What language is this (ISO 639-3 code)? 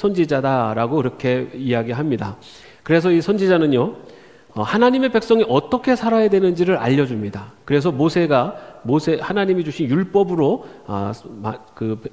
kor